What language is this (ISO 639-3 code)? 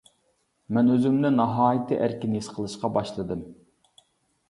uig